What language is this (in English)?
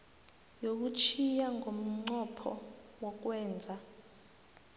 South Ndebele